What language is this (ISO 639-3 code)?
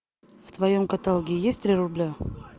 rus